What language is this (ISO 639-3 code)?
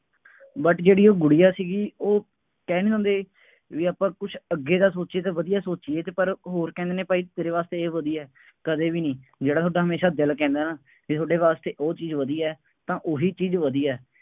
pan